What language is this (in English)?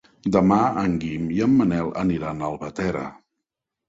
Catalan